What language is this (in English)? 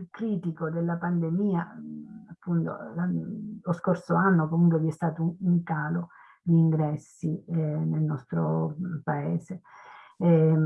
Italian